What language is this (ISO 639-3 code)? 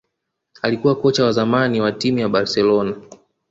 swa